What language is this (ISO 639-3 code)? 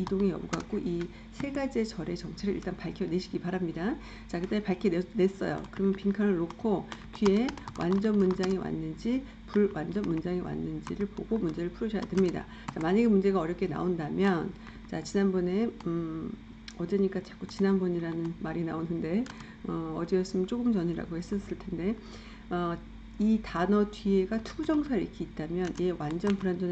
kor